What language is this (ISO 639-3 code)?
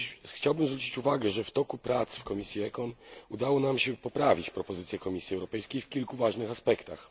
pol